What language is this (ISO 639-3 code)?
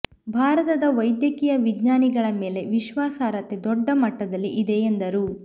kan